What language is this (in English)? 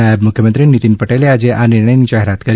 Gujarati